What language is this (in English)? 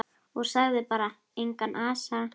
Icelandic